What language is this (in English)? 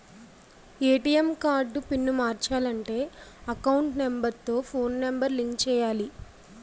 Telugu